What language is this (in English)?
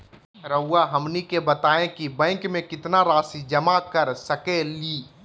Magahi